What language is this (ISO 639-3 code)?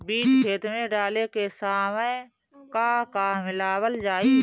bho